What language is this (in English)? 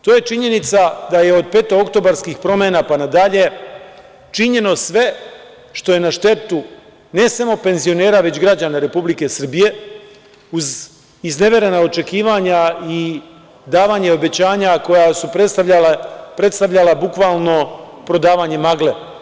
Serbian